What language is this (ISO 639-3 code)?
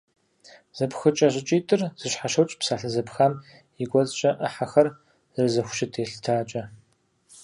kbd